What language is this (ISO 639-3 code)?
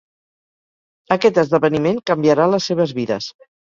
cat